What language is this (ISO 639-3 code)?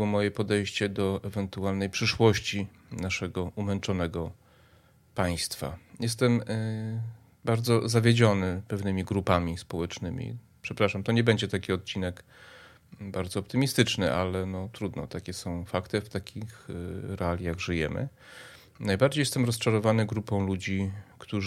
pol